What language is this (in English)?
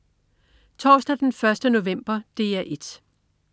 Danish